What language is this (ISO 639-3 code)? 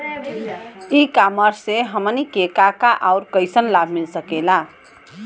bho